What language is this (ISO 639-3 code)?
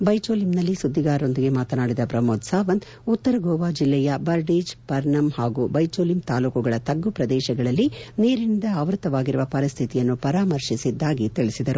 kan